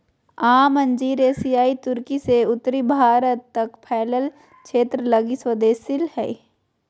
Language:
Magahi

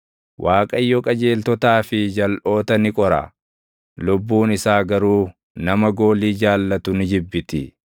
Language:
Oromo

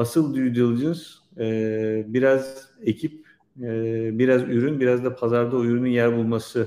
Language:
Turkish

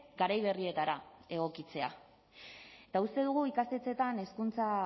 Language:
Basque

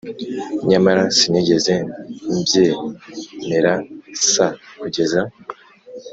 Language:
Kinyarwanda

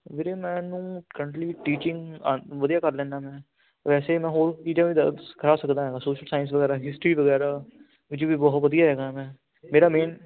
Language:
Punjabi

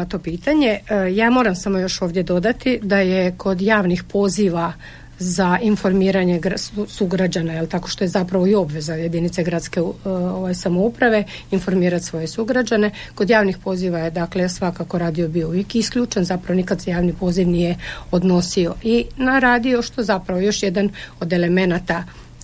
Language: Croatian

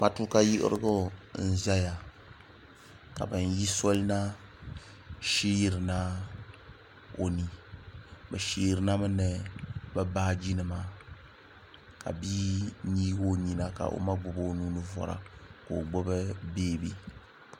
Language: Dagbani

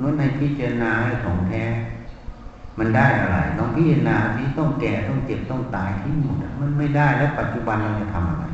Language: Thai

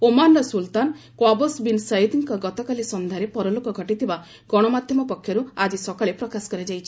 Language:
Odia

